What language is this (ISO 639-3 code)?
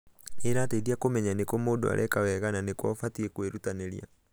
kik